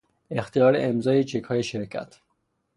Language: Persian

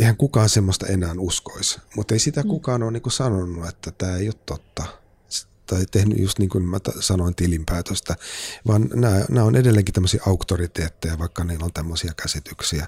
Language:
Finnish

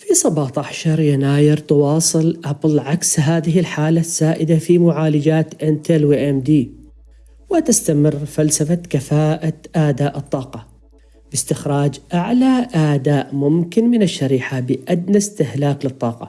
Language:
Arabic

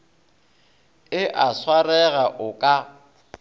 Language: Northern Sotho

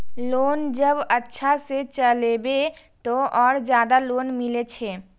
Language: Maithili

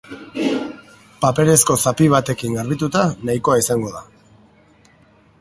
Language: Basque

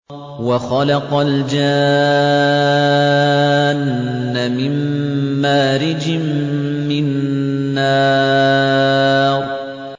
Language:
Arabic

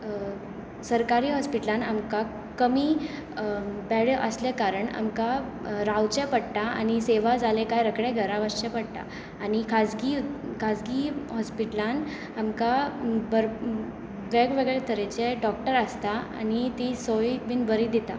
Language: Konkani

